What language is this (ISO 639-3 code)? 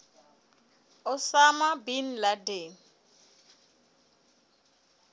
sot